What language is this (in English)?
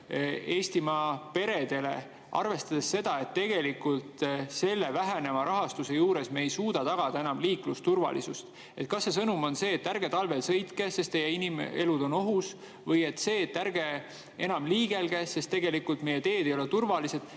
Estonian